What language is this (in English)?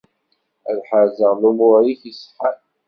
Kabyle